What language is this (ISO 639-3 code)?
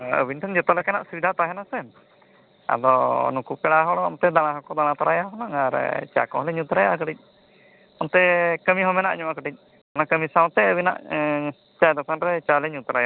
sat